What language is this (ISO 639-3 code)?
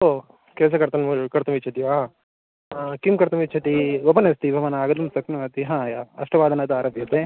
san